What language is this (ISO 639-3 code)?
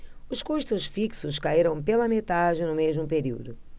por